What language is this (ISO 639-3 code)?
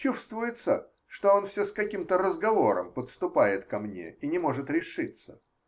rus